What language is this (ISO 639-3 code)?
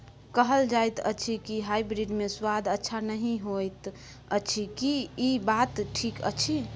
mai